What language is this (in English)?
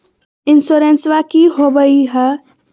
Magahi